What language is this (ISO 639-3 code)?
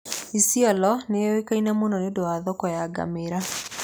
kik